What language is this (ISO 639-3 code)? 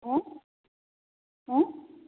ori